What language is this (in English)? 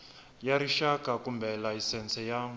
Tsonga